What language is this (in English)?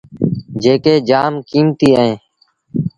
Sindhi Bhil